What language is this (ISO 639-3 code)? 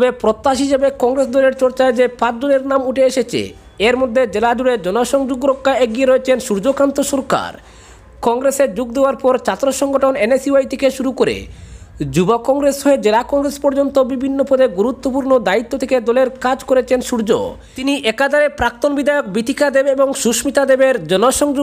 ron